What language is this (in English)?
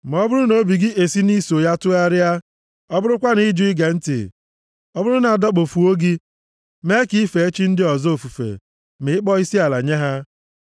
Igbo